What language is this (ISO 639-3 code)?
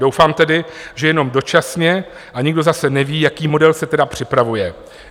ces